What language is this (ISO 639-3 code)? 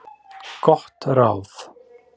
isl